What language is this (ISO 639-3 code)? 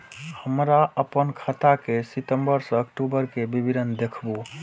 mai